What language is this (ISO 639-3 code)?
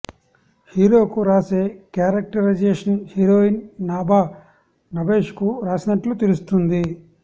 tel